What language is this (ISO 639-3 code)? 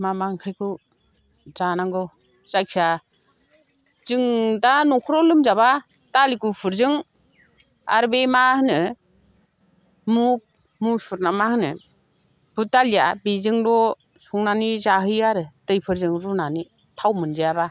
brx